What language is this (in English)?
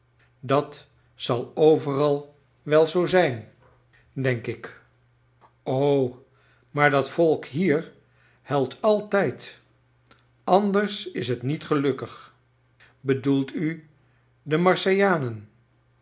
Dutch